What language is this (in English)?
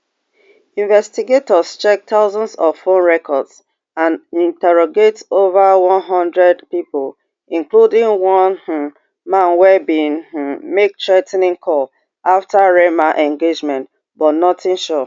Nigerian Pidgin